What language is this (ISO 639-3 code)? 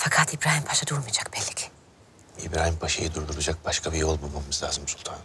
tur